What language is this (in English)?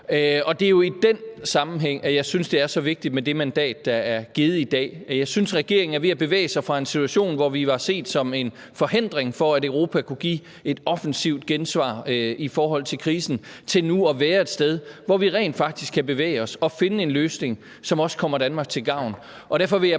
Danish